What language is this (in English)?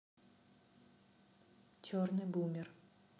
Russian